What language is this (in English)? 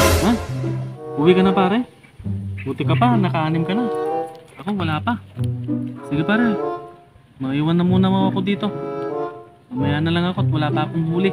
Filipino